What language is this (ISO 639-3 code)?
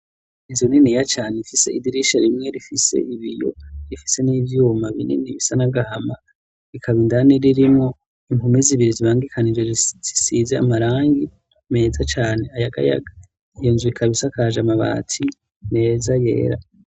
run